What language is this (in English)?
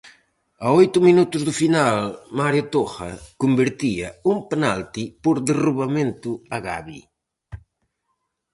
Galician